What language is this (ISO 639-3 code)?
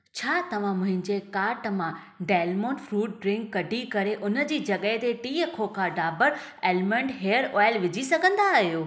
snd